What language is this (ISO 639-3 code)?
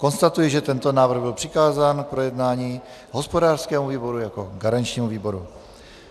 ces